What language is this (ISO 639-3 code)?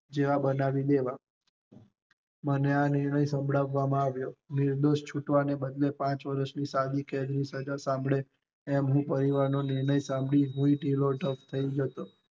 guj